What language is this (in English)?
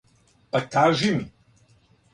Serbian